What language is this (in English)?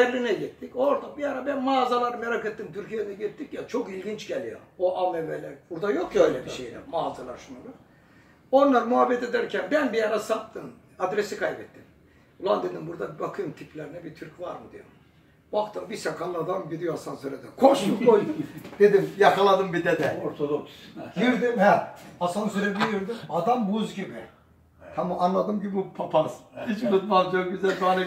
Turkish